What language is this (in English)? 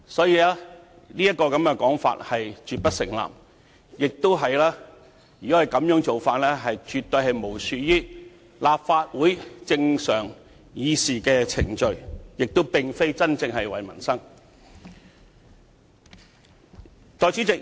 Cantonese